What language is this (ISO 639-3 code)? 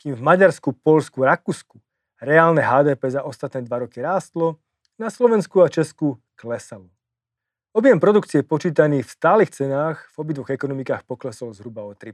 slk